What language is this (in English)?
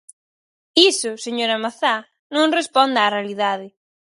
Galician